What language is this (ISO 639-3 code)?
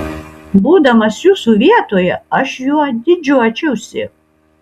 lit